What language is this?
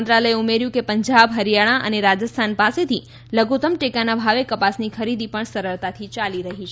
Gujarati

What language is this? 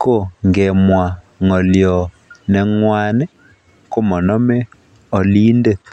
Kalenjin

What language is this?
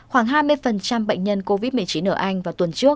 Vietnamese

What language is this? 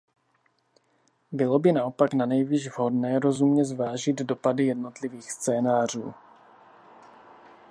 Czech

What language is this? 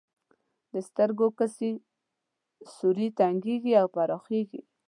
Pashto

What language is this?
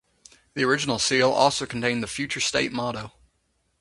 English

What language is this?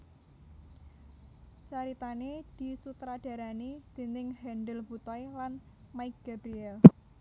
Javanese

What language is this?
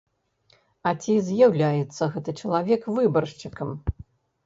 Belarusian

